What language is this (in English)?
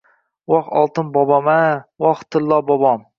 Uzbek